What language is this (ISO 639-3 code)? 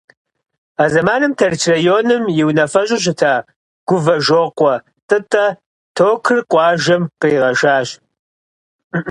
kbd